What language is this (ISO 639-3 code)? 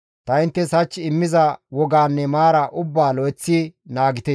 gmv